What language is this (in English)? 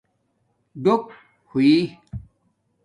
Domaaki